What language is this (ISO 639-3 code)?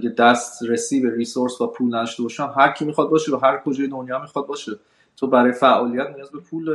fas